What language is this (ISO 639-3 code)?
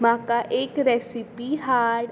kok